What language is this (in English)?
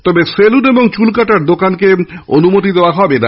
Bangla